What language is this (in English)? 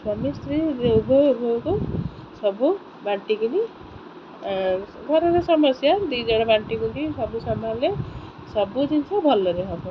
Odia